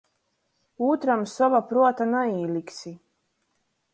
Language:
Latgalian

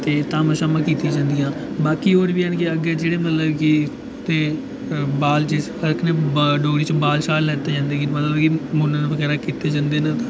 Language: Dogri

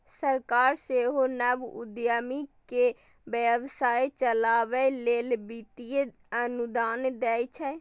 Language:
Maithili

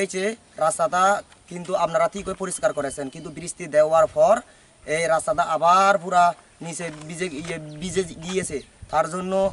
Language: Polish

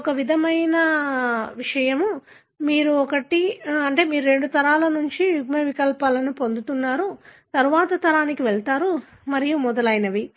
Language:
Telugu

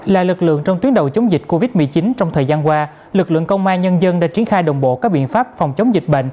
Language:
Vietnamese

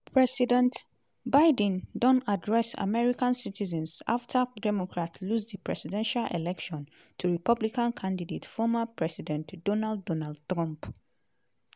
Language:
Nigerian Pidgin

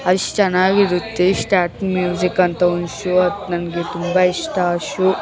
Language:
Kannada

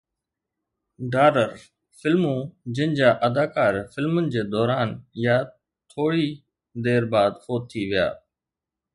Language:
Sindhi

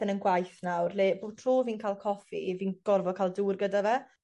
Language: Welsh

